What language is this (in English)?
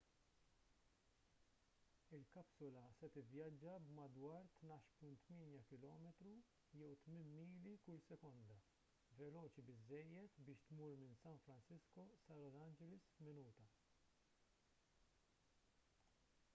Maltese